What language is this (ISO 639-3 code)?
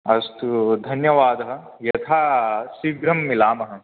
san